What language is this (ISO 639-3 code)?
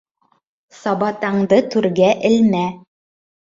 bak